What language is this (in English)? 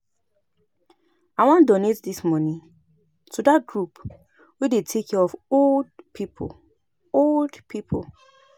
Nigerian Pidgin